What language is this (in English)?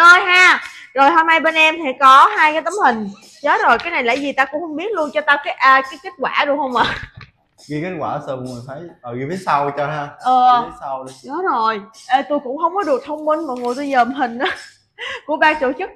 Vietnamese